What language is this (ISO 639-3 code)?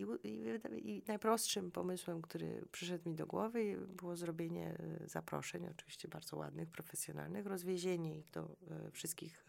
pol